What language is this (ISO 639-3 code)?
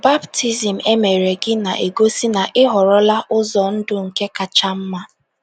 ibo